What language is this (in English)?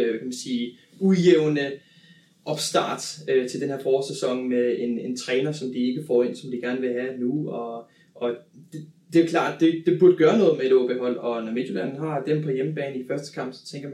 Danish